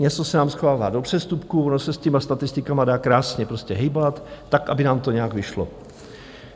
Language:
Czech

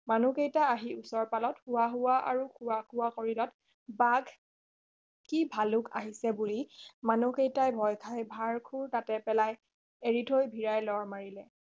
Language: Assamese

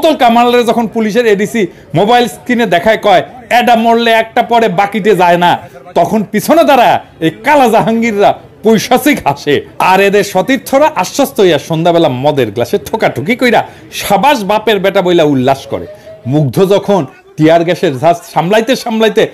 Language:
Bangla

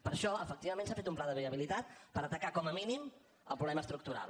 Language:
Catalan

